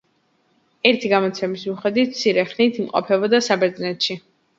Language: Georgian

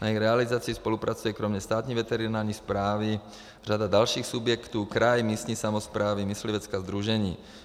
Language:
Czech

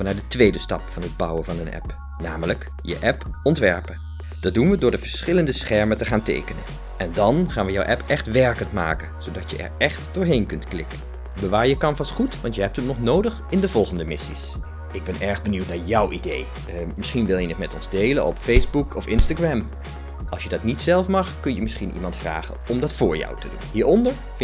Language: Dutch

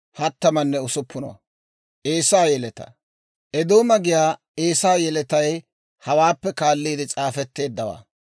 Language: Dawro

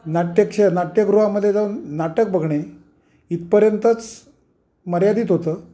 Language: Marathi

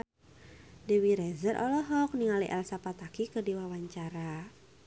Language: Sundanese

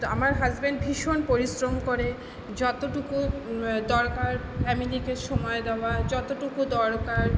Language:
Bangla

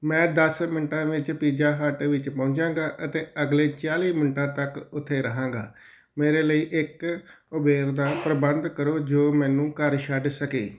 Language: Punjabi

